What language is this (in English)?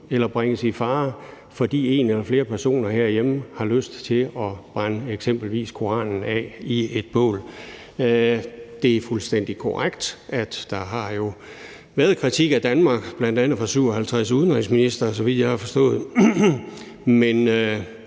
Danish